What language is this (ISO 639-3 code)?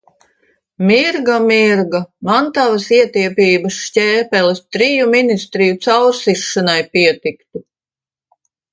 lav